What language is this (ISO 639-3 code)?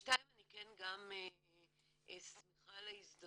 heb